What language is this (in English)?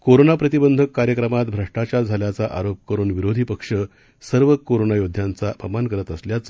Marathi